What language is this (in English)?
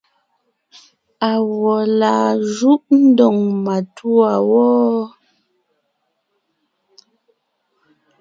Ngiemboon